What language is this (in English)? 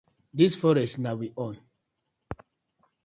Nigerian Pidgin